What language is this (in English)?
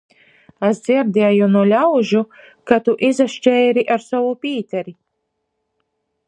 Latgalian